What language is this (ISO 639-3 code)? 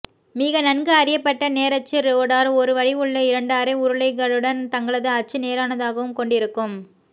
tam